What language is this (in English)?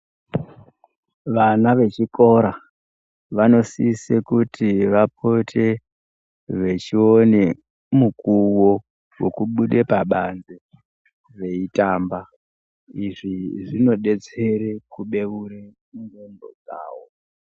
Ndau